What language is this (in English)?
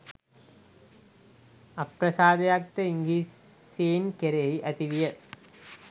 Sinhala